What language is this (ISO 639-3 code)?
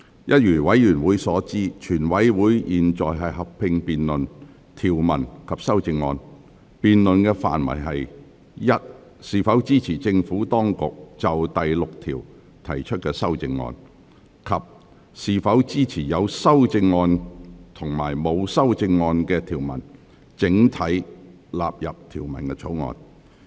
yue